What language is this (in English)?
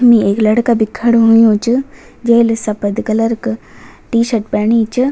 Garhwali